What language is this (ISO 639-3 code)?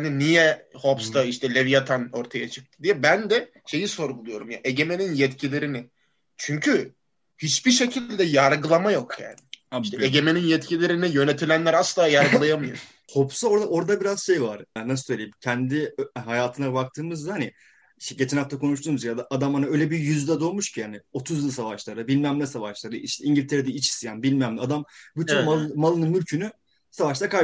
tur